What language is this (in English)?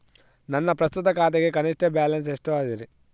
Kannada